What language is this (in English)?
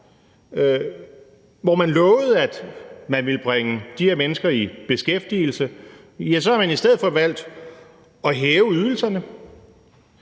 Danish